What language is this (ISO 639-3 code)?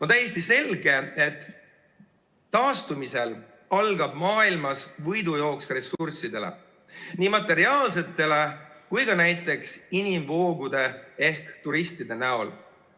est